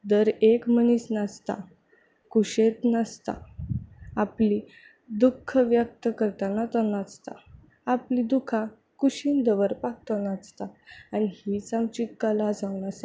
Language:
Konkani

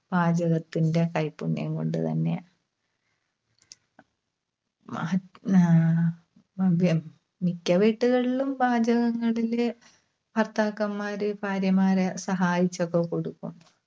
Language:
Malayalam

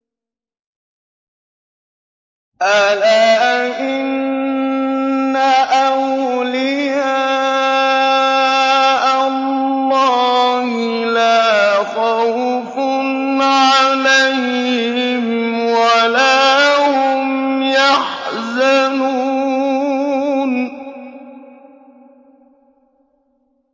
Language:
Arabic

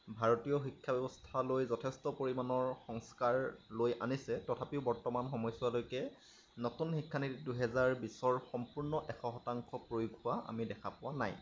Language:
Assamese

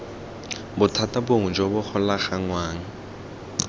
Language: Tswana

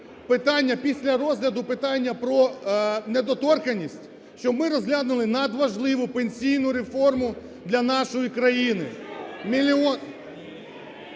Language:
Ukrainian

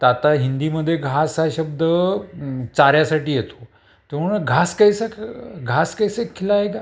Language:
Marathi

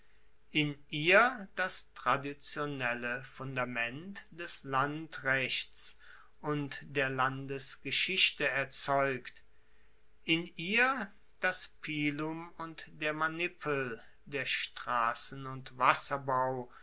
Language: German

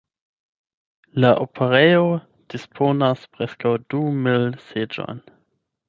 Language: Esperanto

